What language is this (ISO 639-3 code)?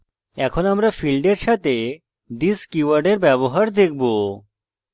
ben